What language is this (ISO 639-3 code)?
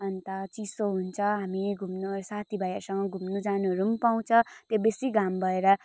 nep